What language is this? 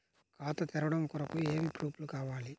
Telugu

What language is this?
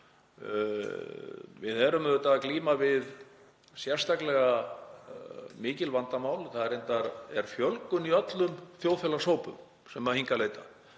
Icelandic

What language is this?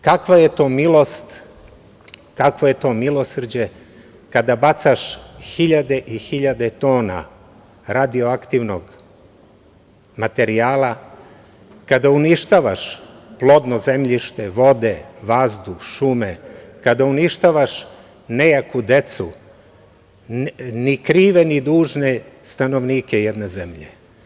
Serbian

